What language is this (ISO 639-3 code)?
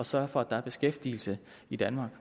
dan